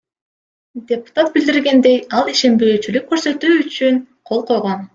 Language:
Kyrgyz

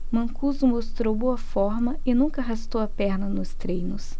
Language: Portuguese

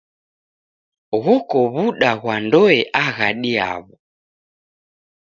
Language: Taita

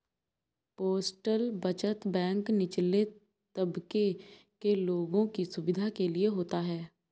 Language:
Hindi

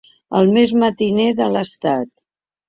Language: Catalan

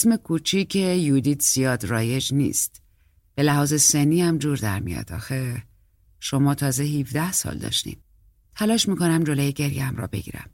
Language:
Persian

